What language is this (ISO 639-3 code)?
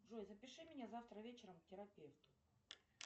rus